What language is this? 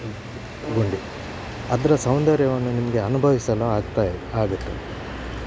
Kannada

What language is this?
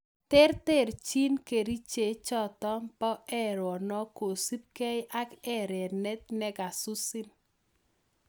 Kalenjin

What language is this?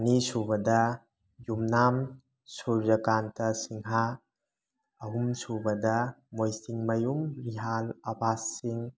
Manipuri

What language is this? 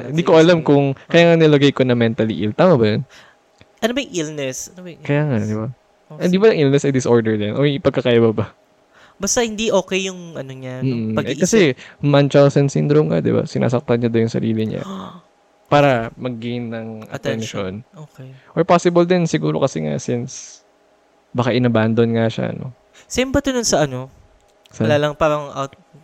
Filipino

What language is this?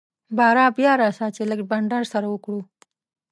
Pashto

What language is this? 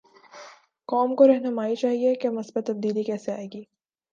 Urdu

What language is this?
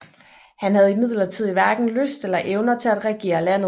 Danish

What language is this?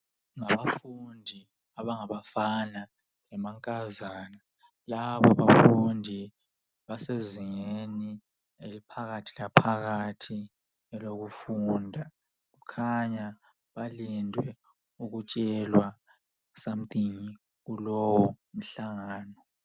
North Ndebele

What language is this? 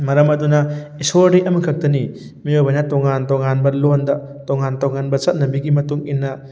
Manipuri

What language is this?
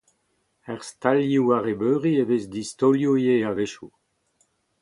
Breton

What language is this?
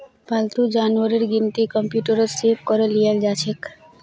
Magahi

